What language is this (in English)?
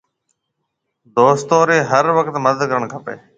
Marwari (Pakistan)